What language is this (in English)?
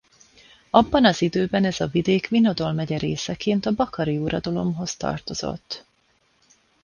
Hungarian